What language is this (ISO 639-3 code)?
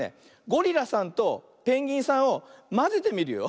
jpn